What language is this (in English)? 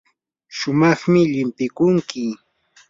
Yanahuanca Pasco Quechua